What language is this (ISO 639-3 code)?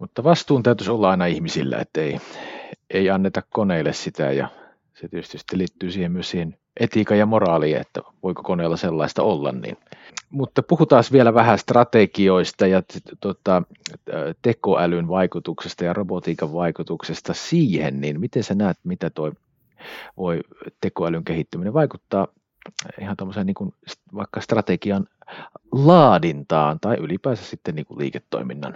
fin